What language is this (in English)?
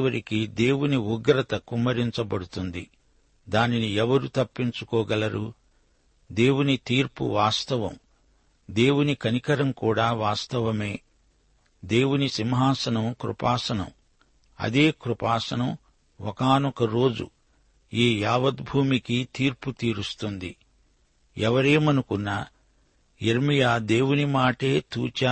Telugu